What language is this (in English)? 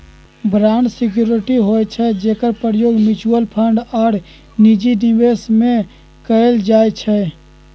Magahi